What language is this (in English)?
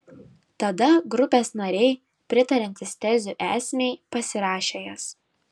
Lithuanian